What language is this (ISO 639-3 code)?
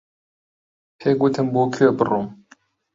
ckb